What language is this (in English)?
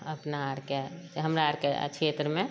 Maithili